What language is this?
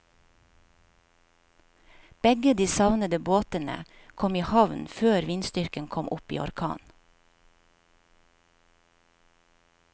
Norwegian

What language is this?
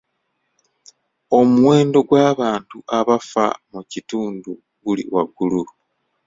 Ganda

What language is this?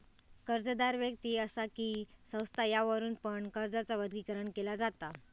Marathi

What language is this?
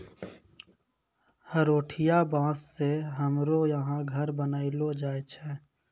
Maithili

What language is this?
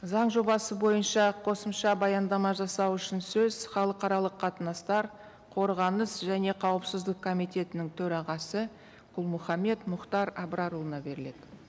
Kazakh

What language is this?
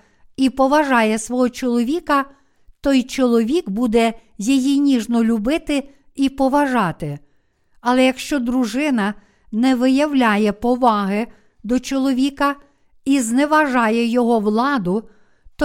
Ukrainian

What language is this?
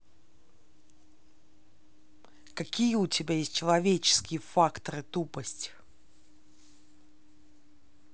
Russian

